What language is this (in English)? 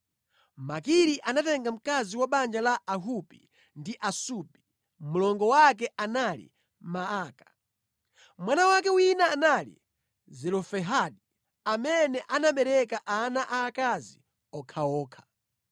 Nyanja